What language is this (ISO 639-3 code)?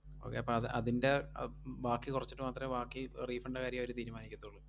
mal